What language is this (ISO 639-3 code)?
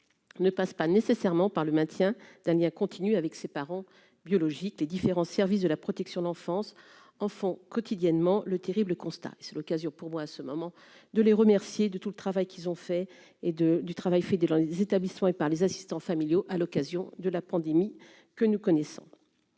fra